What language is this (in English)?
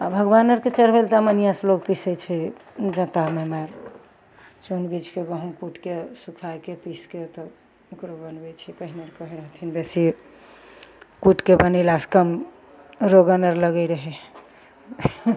Maithili